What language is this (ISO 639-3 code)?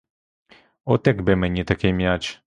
ukr